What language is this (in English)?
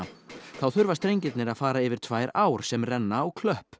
Icelandic